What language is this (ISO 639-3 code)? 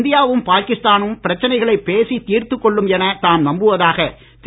tam